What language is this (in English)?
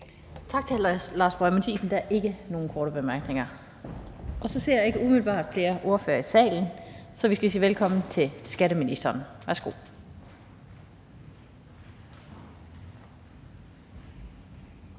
Danish